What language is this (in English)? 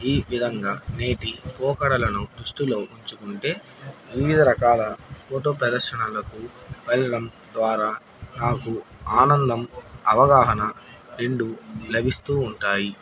Telugu